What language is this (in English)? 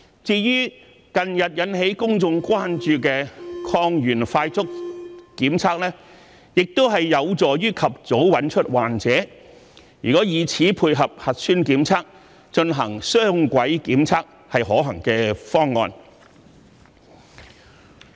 Cantonese